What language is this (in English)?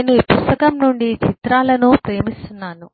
Telugu